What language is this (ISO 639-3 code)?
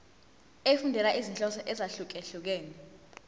zul